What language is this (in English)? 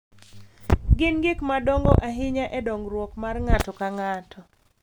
Luo (Kenya and Tanzania)